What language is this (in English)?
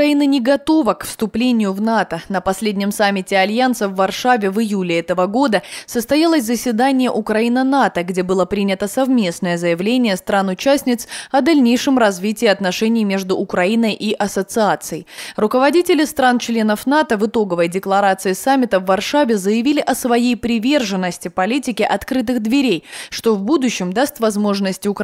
Russian